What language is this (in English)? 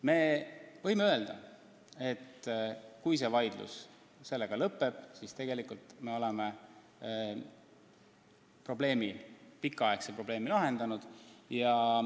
Estonian